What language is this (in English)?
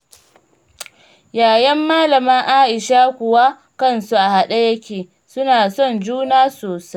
Hausa